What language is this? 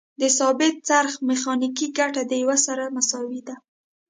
Pashto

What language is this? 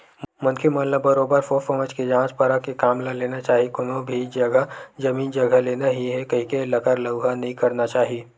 Chhattisgarhi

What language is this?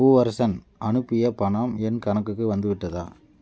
Tamil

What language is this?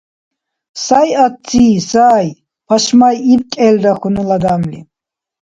Dargwa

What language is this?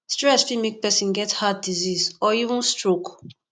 Nigerian Pidgin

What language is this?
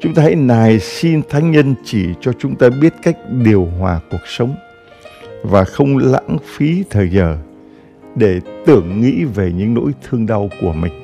Vietnamese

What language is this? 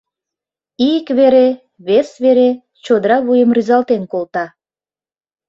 Mari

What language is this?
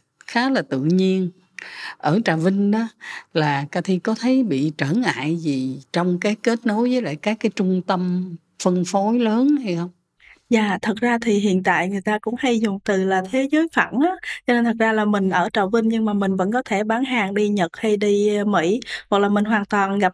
Vietnamese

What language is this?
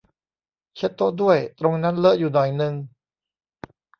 Thai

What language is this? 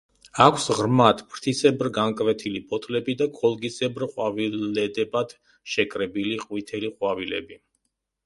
Georgian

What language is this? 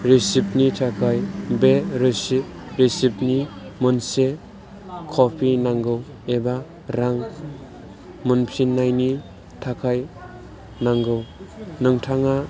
Bodo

